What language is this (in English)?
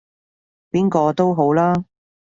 Cantonese